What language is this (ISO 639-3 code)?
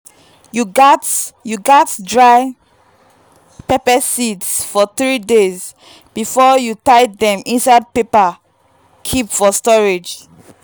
pcm